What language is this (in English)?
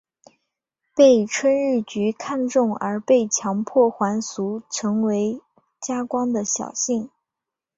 Chinese